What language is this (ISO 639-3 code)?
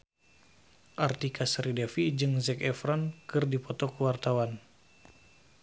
sun